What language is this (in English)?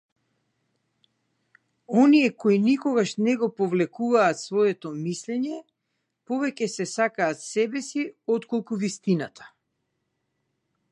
Macedonian